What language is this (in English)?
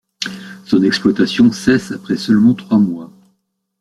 French